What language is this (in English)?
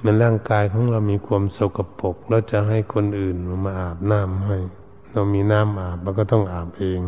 Thai